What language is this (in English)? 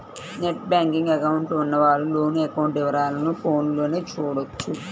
Telugu